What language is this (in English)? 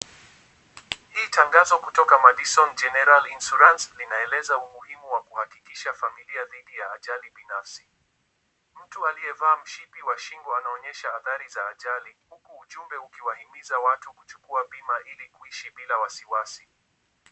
Swahili